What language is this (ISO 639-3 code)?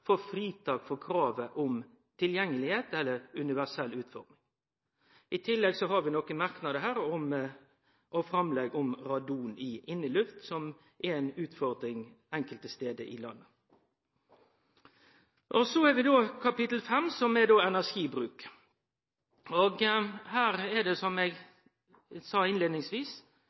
nno